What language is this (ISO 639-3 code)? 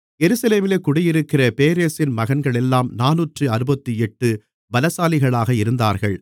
tam